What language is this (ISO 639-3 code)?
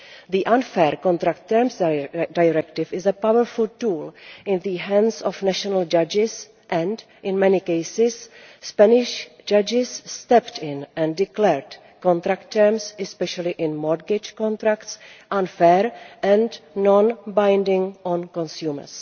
eng